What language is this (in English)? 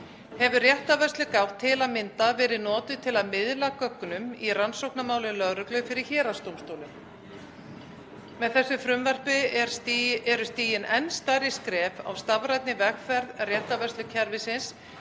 Icelandic